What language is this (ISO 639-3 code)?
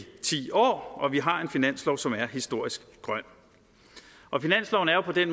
dan